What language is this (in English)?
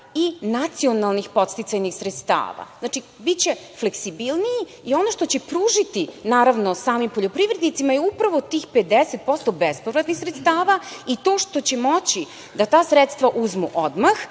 Serbian